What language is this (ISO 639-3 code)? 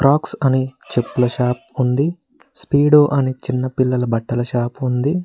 tel